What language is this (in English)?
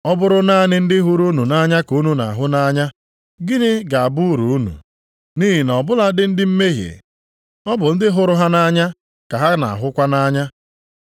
Igbo